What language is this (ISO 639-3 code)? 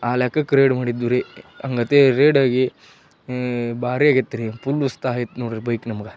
kan